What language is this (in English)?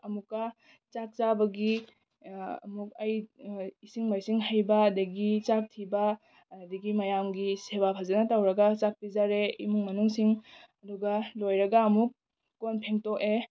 Manipuri